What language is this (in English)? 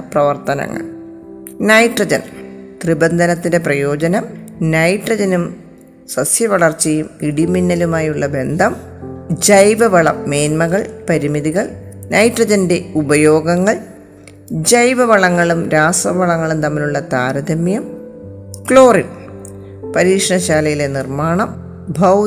Malayalam